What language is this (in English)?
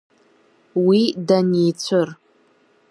Abkhazian